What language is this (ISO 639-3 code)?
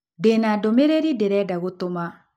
kik